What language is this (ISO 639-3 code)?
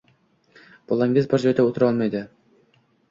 uzb